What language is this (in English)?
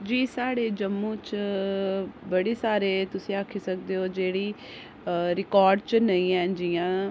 Dogri